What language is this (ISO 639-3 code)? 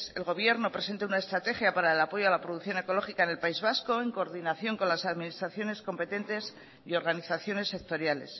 spa